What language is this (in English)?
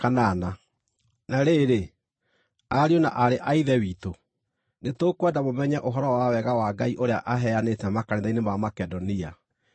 Kikuyu